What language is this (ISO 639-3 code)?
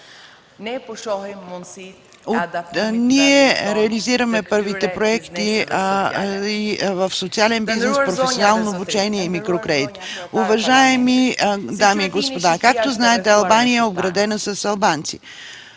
bul